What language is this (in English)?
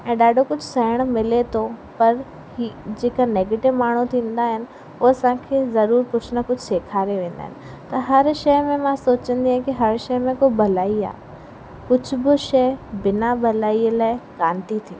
Sindhi